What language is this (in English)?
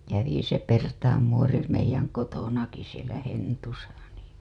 Finnish